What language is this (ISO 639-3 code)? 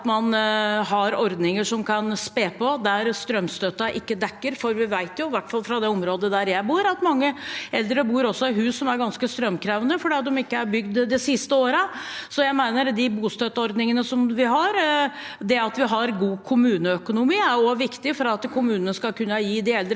nor